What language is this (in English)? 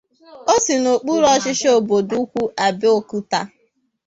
Igbo